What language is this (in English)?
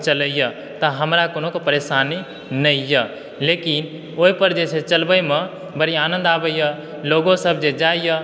Maithili